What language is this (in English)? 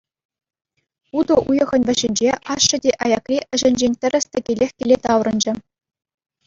Chuvash